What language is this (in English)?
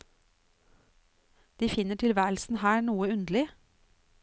Norwegian